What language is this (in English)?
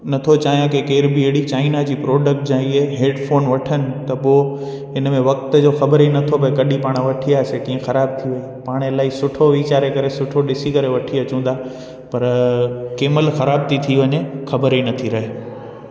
Sindhi